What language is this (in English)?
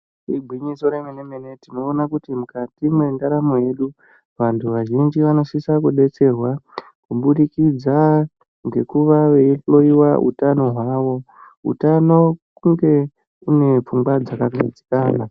Ndau